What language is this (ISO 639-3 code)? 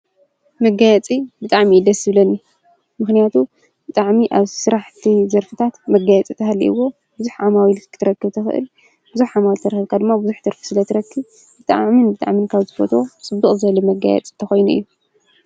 tir